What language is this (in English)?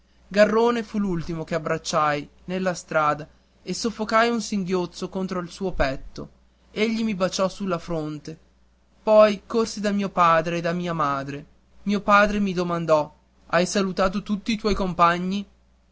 Italian